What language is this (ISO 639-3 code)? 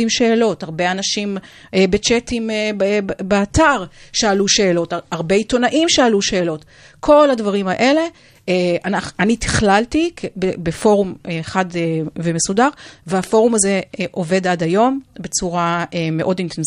heb